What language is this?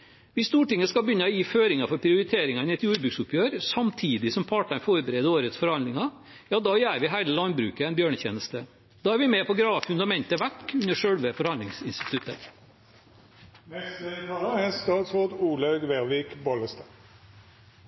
Norwegian Bokmål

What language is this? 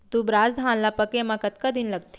Chhattisgarhi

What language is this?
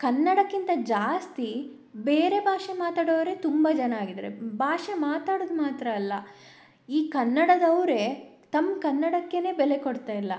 Kannada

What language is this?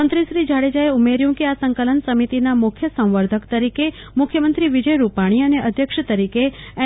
Gujarati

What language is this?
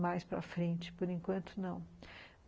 Portuguese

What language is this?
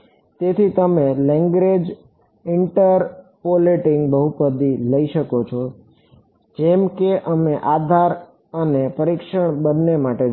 Gujarati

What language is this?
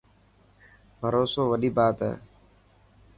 Dhatki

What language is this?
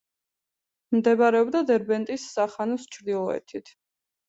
Georgian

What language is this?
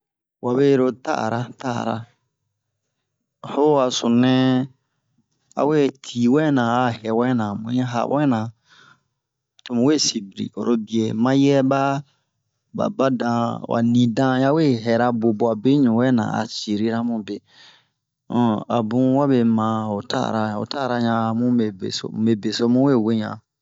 Bomu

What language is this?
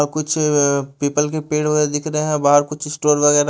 Hindi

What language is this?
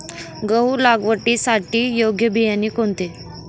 Marathi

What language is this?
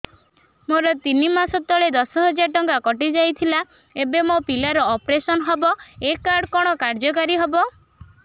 Odia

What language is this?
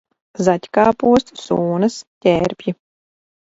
Latvian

